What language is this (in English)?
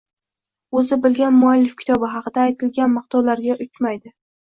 Uzbek